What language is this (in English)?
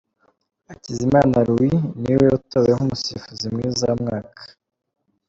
Kinyarwanda